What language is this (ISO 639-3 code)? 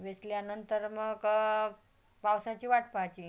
mar